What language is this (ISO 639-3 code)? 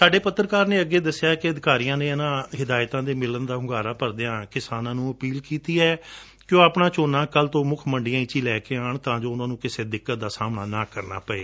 pan